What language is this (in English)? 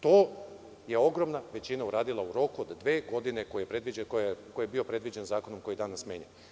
Serbian